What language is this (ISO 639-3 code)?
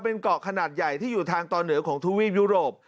tha